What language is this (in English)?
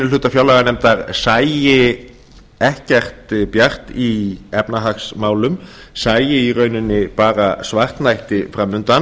Icelandic